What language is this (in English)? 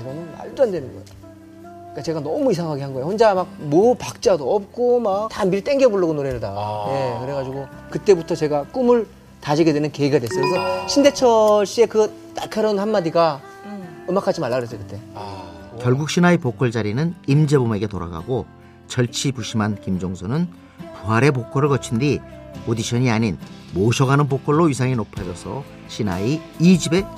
Korean